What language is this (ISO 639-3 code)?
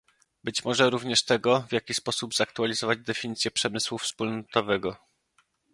pol